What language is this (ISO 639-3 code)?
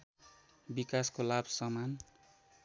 nep